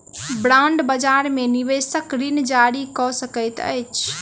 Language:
Maithili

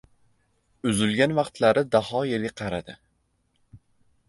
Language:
Uzbek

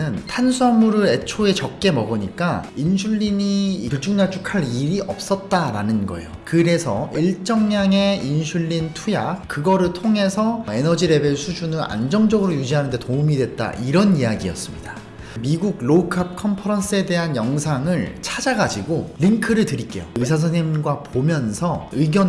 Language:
Korean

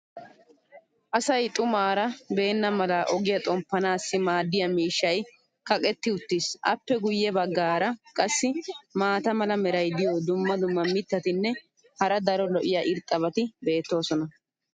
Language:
Wolaytta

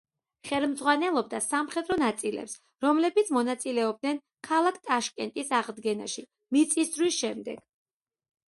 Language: Georgian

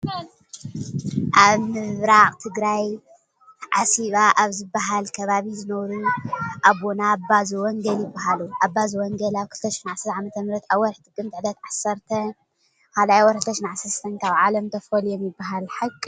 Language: Tigrinya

